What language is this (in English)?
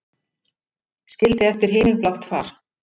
Icelandic